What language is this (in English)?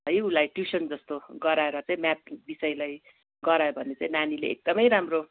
Nepali